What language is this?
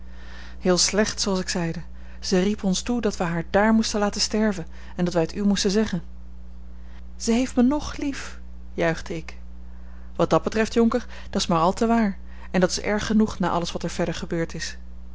Dutch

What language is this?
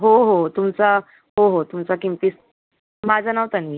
Marathi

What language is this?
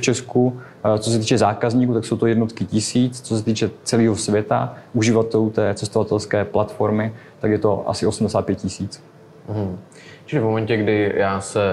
Czech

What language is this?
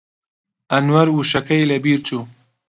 Central Kurdish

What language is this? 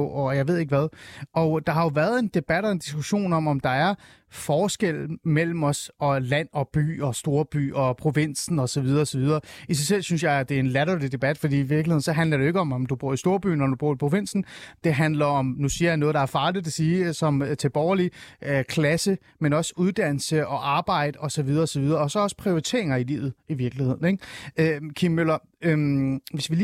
Danish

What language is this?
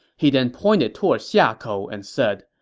English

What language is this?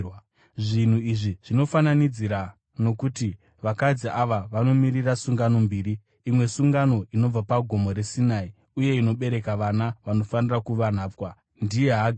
Shona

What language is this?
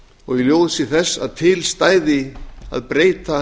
Icelandic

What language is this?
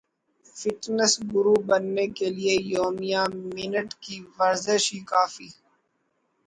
Urdu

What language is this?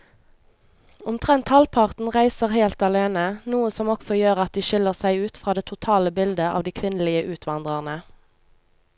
Norwegian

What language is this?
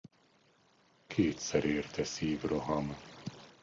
Hungarian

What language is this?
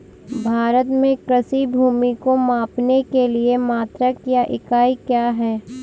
Hindi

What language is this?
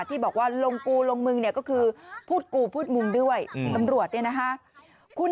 Thai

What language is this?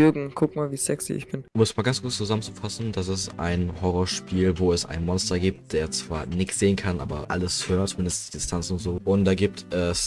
German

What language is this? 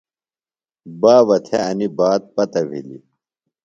Phalura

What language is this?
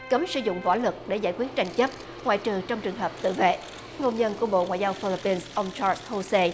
Vietnamese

